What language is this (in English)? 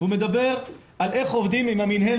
Hebrew